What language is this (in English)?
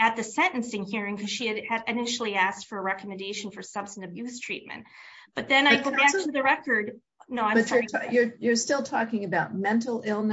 English